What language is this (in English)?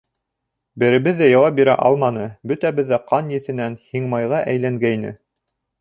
Bashkir